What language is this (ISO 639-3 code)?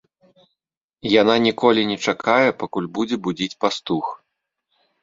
bel